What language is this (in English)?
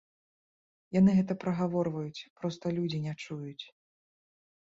Belarusian